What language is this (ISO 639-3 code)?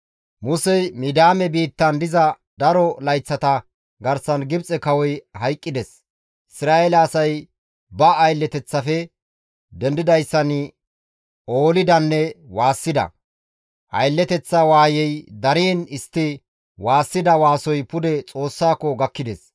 gmv